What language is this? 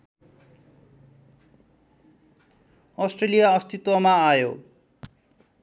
Nepali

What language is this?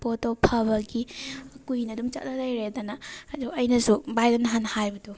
Manipuri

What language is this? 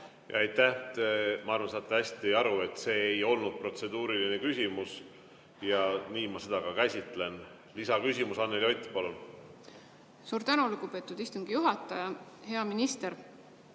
Estonian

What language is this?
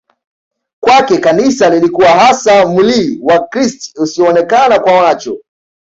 Swahili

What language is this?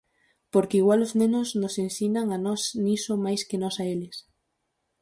Galician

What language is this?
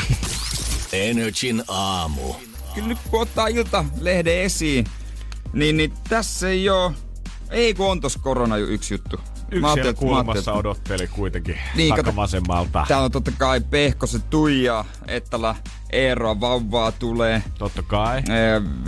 Finnish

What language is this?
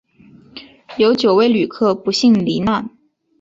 Chinese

